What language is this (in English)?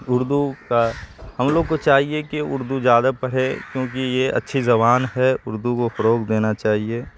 Urdu